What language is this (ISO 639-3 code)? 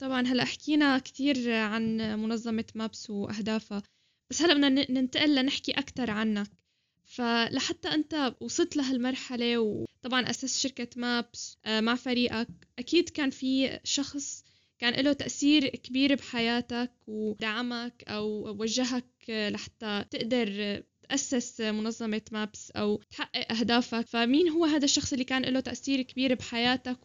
ara